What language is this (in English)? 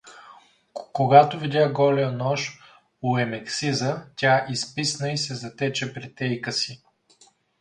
Bulgarian